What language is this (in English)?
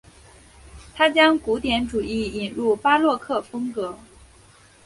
Chinese